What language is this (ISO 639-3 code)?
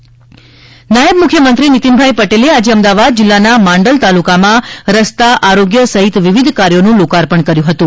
guj